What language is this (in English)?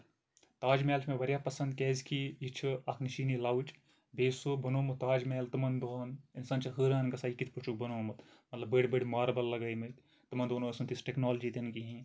Kashmiri